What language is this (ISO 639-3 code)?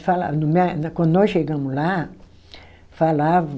por